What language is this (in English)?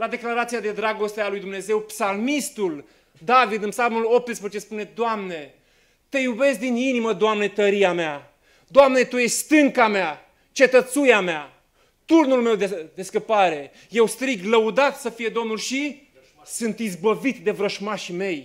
Romanian